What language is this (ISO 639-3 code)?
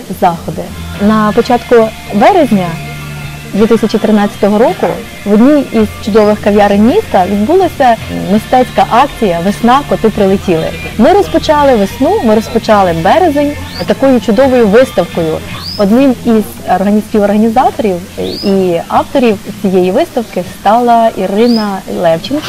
ukr